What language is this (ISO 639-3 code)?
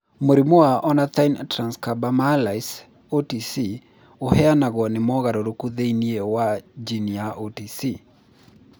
kik